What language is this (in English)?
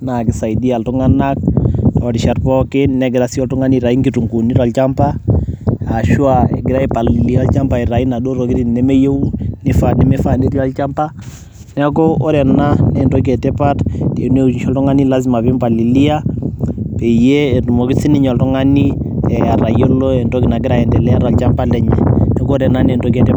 Masai